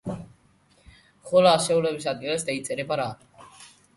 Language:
Georgian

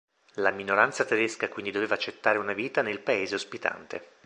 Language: Italian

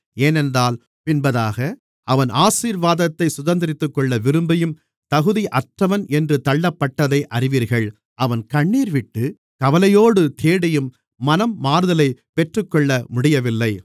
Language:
Tamil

